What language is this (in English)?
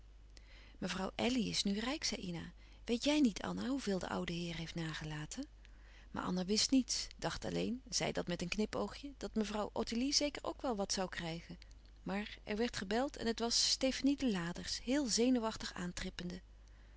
Dutch